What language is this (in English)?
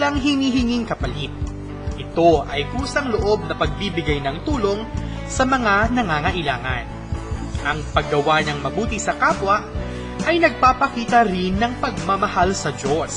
Filipino